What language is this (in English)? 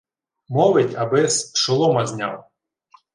Ukrainian